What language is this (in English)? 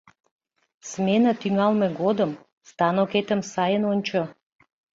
Mari